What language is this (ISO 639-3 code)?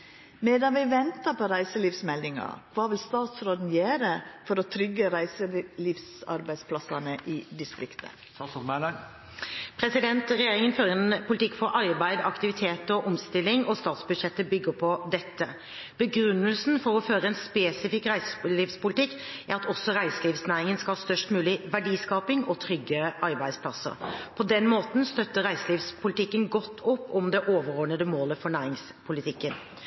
nor